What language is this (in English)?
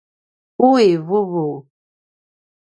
Paiwan